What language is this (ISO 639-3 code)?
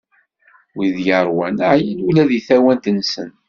kab